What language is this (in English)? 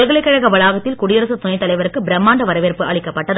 Tamil